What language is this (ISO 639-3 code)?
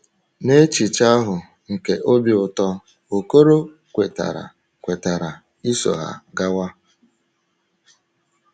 ibo